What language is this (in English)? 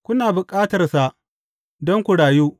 Hausa